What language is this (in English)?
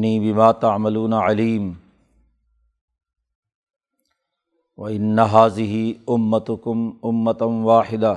Urdu